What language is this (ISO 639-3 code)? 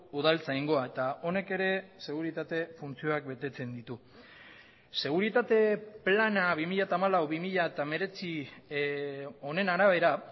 eus